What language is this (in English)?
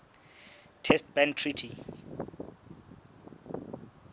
Southern Sotho